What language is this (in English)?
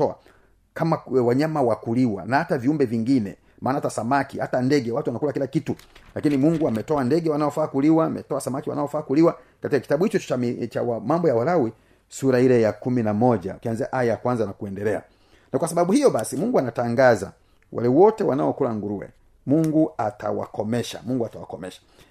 Swahili